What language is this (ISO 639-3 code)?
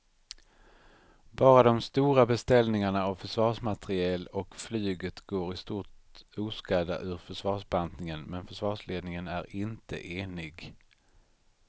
swe